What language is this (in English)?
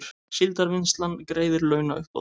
Icelandic